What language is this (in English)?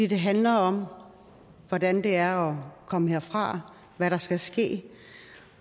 Danish